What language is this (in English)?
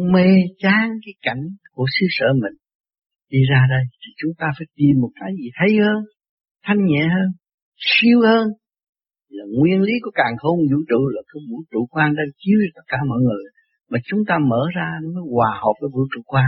Vietnamese